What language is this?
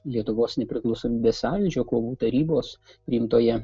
Lithuanian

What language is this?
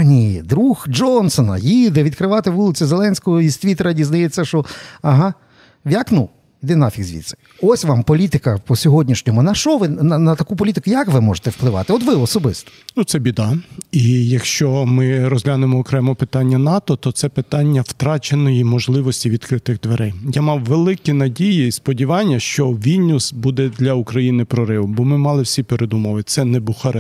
Ukrainian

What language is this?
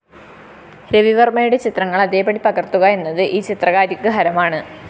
Malayalam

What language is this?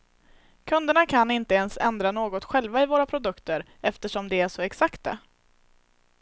Swedish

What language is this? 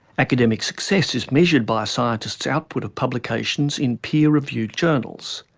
English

